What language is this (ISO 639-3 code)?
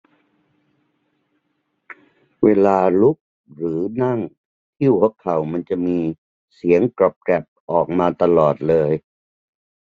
tha